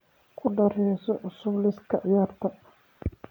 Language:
Somali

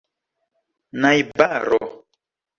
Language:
Esperanto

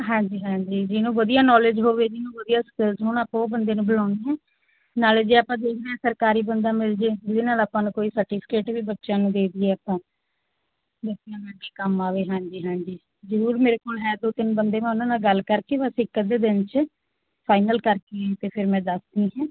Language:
Punjabi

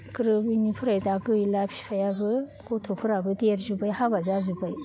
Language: Bodo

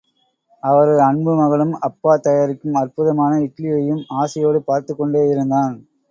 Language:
Tamil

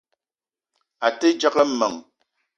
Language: Eton (Cameroon)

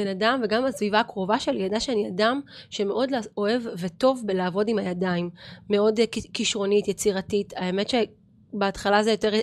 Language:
Hebrew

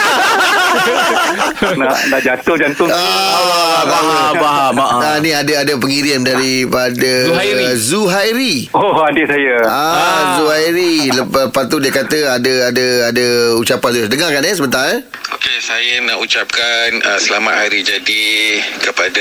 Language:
Malay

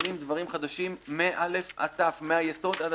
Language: Hebrew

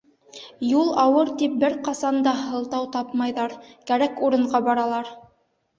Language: Bashkir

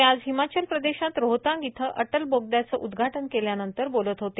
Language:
Marathi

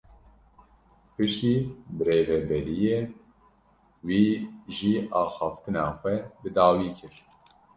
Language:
Kurdish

